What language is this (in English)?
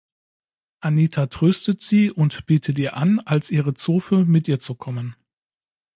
German